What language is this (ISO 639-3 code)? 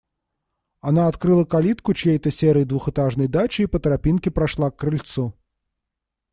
rus